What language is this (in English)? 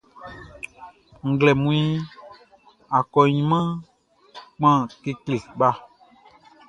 Baoulé